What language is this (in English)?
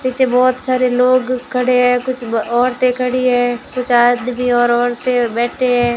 Hindi